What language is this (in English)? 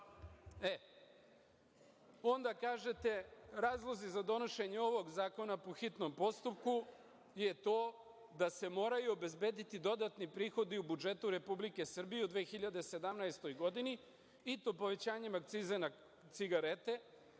Serbian